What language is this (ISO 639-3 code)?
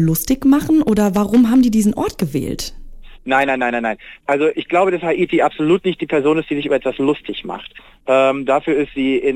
deu